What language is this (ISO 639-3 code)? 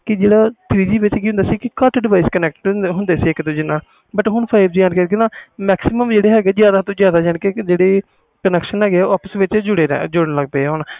pan